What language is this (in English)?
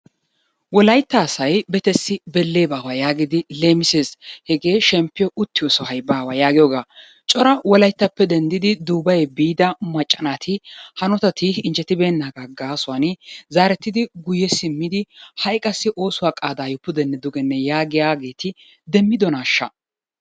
Wolaytta